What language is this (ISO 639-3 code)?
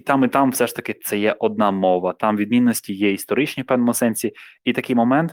ukr